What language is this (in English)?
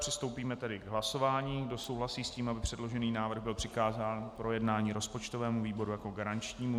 Czech